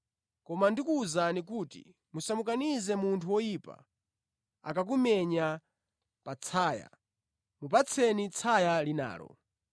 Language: Nyanja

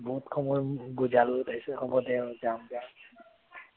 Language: Assamese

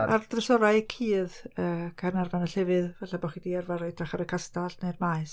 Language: Welsh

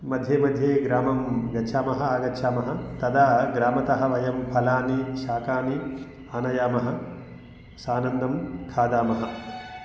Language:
Sanskrit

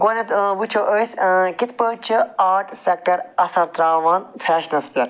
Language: Kashmiri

